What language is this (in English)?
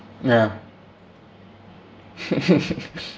English